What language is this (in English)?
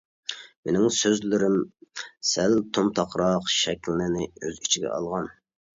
Uyghur